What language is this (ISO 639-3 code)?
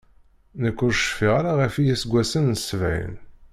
kab